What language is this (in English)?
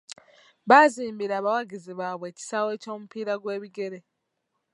Ganda